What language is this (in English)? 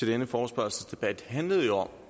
Danish